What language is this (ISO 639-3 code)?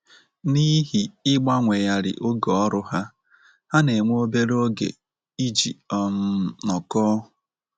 ibo